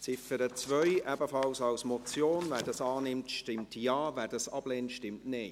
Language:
Swiss German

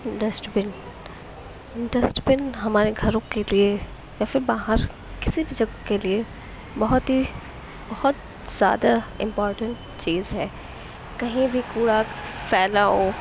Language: Urdu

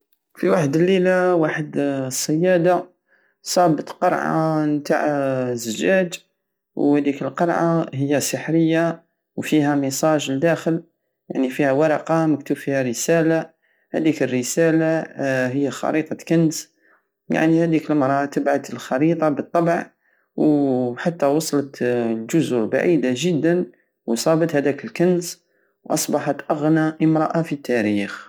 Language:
Algerian Saharan Arabic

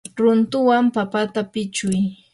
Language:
Yanahuanca Pasco Quechua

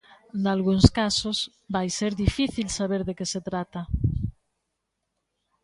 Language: Galician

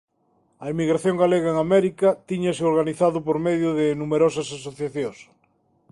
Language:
Galician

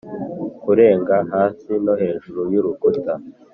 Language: Kinyarwanda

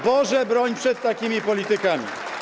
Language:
Polish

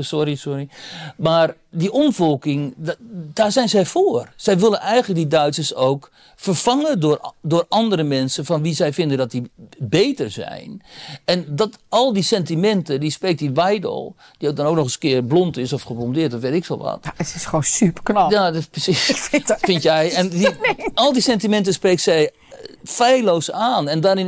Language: Dutch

